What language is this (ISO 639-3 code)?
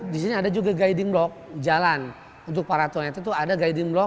ind